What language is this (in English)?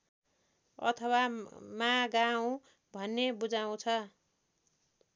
Nepali